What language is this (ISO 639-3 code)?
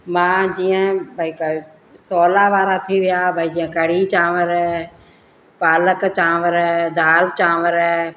snd